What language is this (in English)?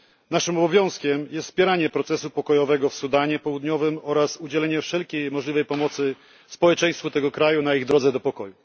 Polish